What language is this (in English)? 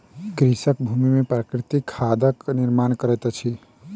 Maithili